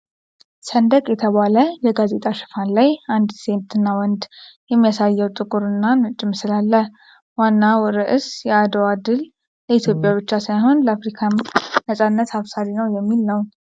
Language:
Amharic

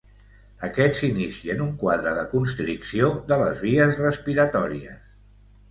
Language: Catalan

